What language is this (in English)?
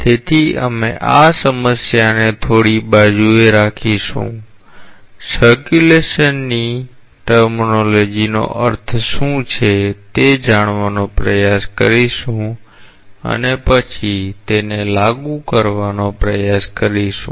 Gujarati